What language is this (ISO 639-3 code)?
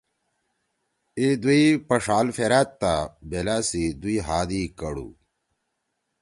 trw